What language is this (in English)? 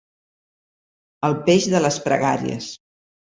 Catalan